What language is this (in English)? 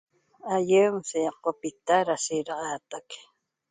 Toba